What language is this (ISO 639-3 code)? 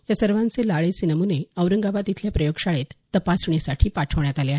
mar